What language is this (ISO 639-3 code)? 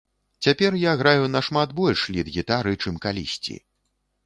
bel